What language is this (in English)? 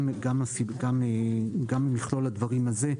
Hebrew